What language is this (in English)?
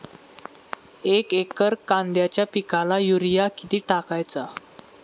Marathi